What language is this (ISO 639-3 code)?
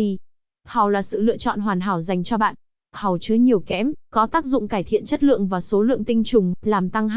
vie